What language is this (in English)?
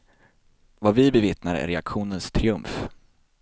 Swedish